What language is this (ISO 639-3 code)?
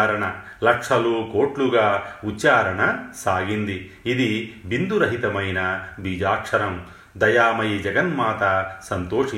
tel